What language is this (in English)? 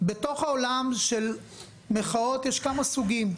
Hebrew